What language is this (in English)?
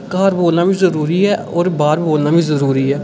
Dogri